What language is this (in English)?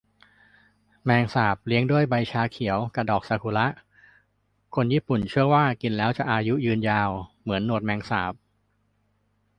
Thai